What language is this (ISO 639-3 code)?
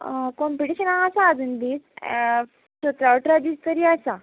kok